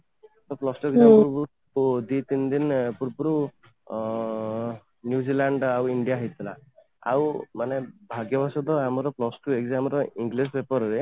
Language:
Odia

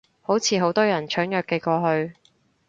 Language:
Cantonese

